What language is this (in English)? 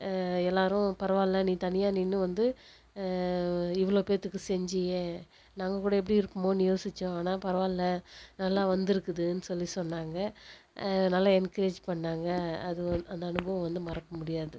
Tamil